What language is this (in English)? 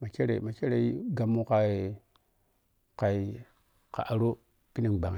Piya-Kwonci